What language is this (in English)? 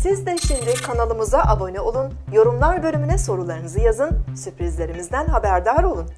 Turkish